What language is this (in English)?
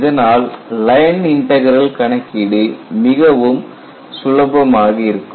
Tamil